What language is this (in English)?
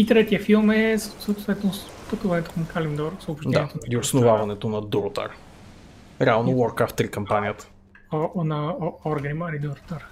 Bulgarian